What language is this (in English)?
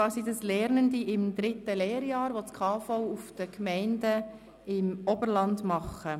Swiss German